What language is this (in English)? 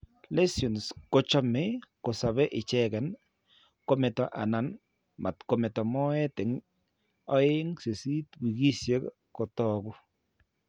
Kalenjin